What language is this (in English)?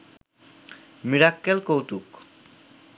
Bangla